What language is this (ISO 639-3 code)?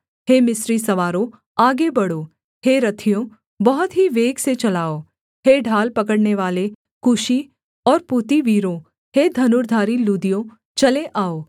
hin